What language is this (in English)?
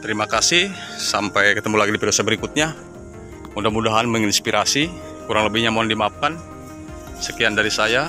Indonesian